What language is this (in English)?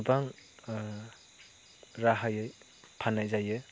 Bodo